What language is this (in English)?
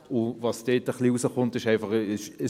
Swiss German